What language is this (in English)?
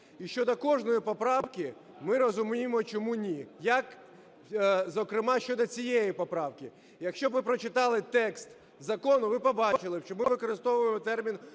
Ukrainian